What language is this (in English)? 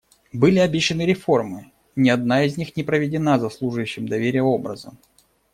Russian